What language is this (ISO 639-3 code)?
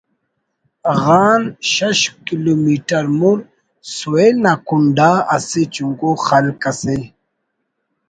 brh